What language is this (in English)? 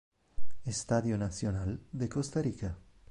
Italian